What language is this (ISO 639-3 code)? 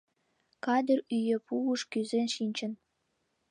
chm